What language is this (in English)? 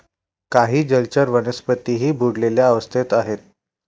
Marathi